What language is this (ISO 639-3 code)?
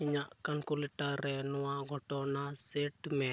sat